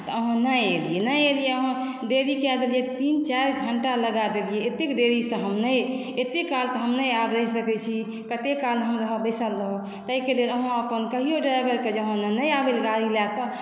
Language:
Maithili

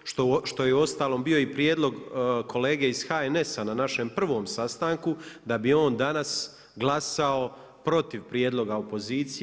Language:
Croatian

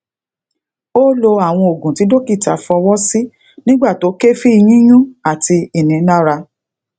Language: Yoruba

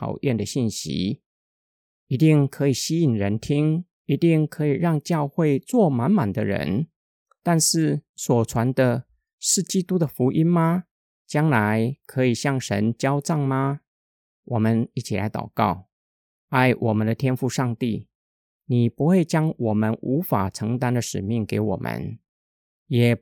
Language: Chinese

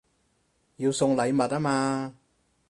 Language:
Cantonese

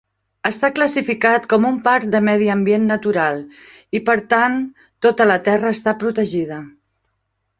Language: Catalan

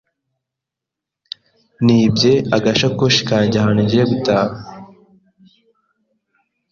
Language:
Kinyarwanda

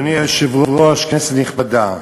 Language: Hebrew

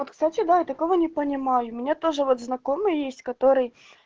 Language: Russian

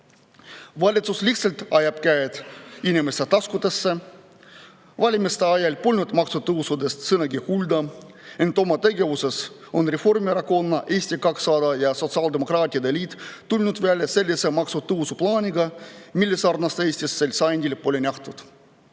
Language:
Estonian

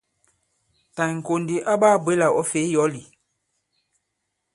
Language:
Bankon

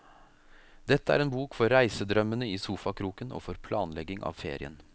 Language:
Norwegian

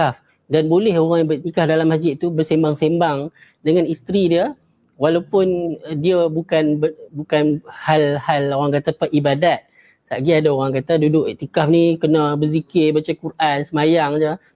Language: Malay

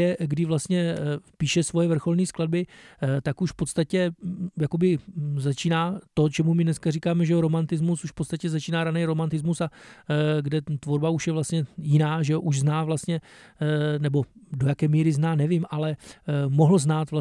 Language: Czech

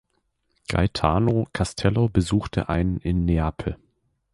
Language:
German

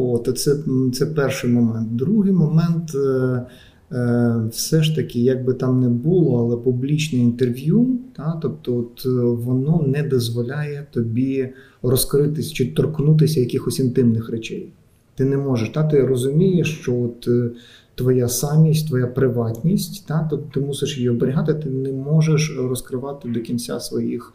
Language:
Ukrainian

